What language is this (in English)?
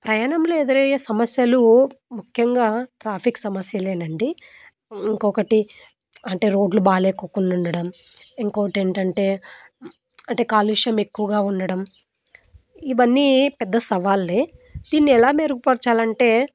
Telugu